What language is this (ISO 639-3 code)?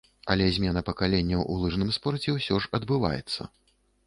bel